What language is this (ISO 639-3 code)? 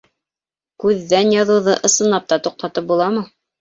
bak